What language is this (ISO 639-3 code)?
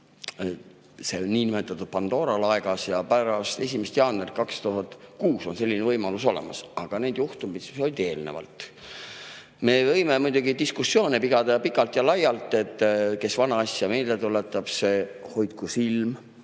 est